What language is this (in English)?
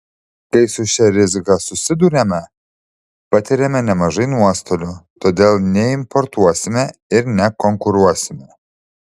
Lithuanian